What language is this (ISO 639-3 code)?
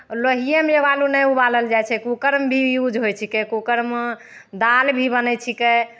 mai